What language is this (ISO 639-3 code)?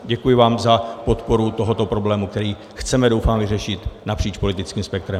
ces